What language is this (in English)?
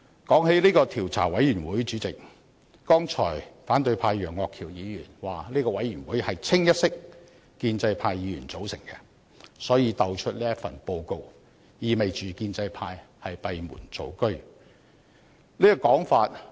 Cantonese